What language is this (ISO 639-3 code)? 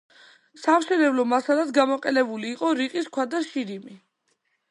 kat